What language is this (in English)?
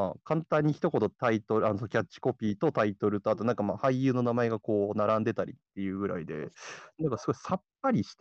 Japanese